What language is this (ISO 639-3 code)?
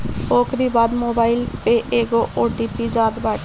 bho